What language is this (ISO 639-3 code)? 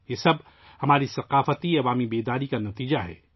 urd